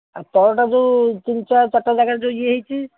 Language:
Odia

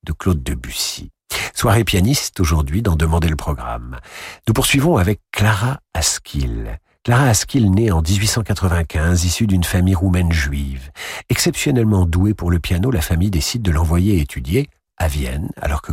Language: French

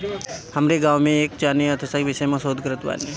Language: Bhojpuri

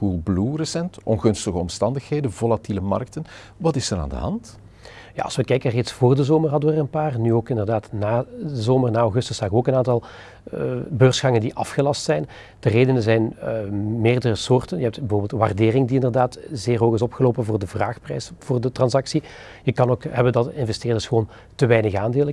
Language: Dutch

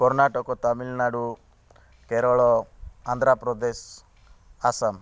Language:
Odia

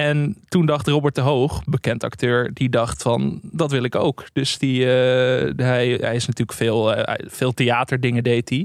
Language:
Dutch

